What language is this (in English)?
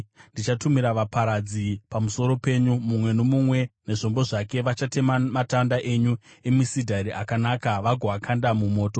Shona